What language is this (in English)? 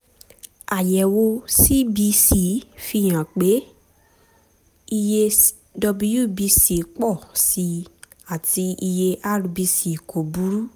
Yoruba